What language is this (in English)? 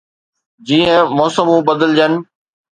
Sindhi